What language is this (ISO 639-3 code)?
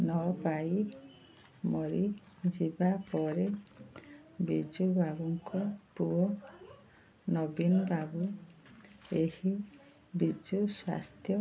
ori